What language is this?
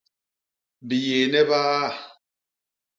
Basaa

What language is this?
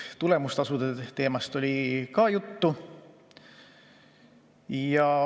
Estonian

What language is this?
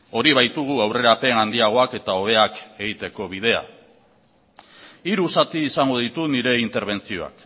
Basque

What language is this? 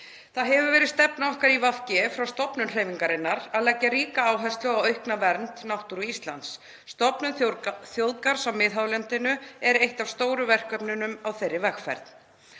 Icelandic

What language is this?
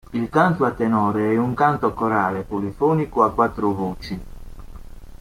Italian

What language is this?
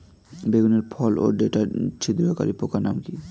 Bangla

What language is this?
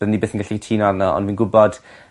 Welsh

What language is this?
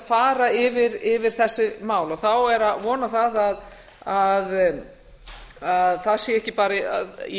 Icelandic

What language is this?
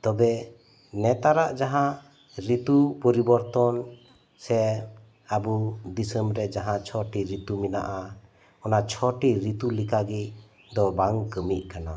Santali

